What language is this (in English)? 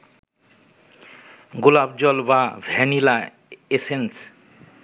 Bangla